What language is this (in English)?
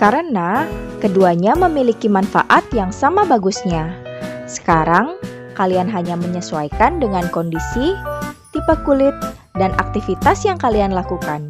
Indonesian